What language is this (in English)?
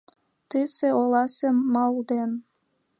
Mari